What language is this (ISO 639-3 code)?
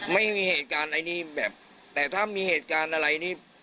tha